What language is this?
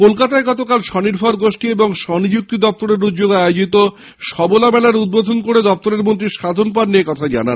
Bangla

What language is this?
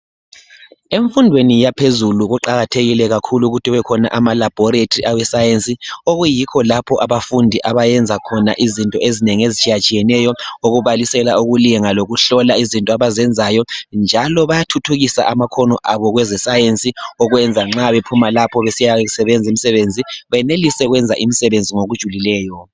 North Ndebele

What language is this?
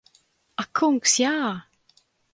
Latvian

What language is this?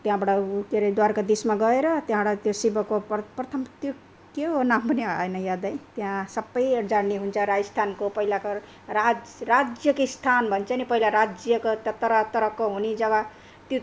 Nepali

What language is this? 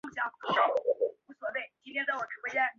Chinese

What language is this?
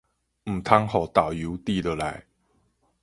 Min Nan Chinese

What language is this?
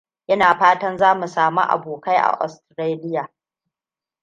Hausa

